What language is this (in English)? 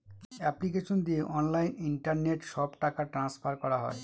Bangla